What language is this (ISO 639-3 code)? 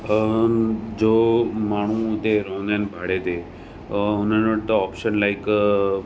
snd